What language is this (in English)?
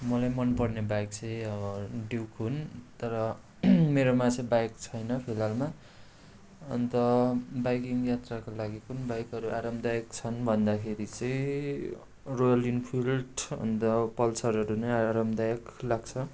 Nepali